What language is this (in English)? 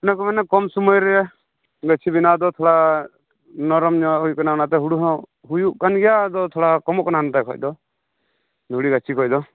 Santali